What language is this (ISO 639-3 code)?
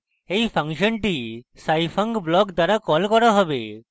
ben